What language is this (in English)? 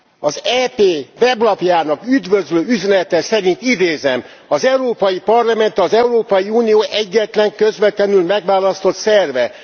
Hungarian